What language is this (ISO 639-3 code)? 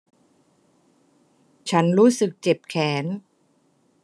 tha